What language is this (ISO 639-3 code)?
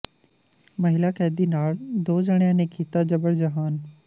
pan